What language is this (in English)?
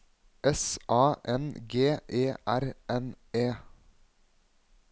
Norwegian